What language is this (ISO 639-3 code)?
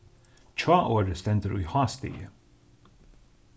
fao